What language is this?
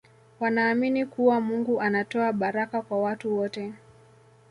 Swahili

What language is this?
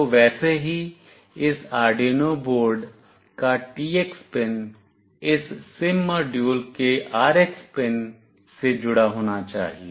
Hindi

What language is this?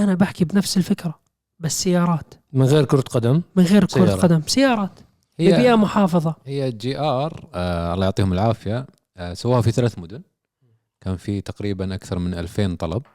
Arabic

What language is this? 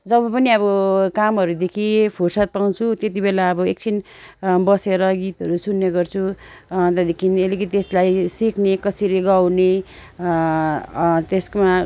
Nepali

